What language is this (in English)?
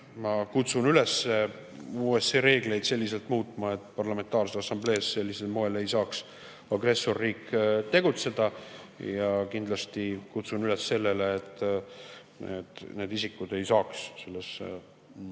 Estonian